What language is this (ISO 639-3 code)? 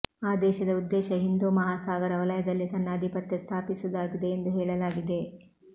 kan